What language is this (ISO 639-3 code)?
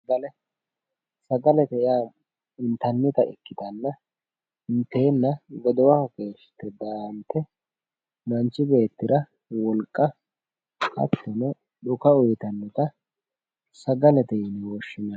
sid